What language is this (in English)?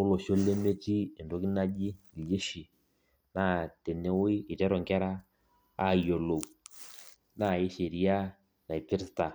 Masai